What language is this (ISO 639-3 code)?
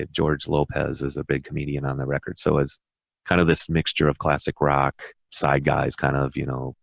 eng